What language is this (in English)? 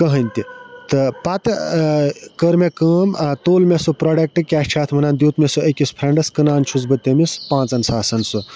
Kashmiri